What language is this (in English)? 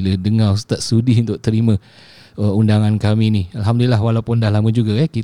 Malay